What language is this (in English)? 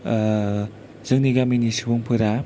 Bodo